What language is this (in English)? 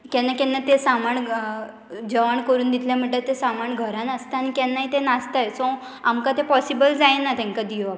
Konkani